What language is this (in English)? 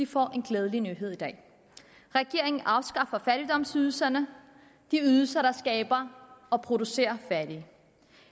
Danish